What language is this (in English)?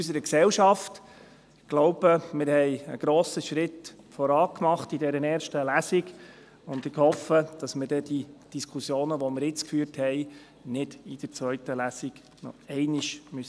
Swiss German